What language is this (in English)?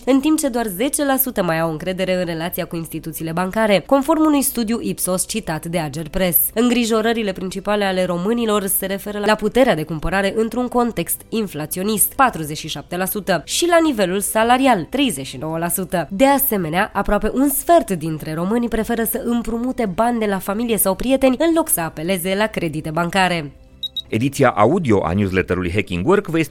Romanian